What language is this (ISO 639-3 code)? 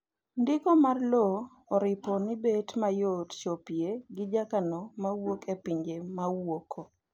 luo